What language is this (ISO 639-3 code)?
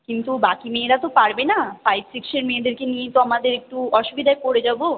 ben